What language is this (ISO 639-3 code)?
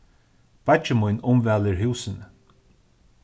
fao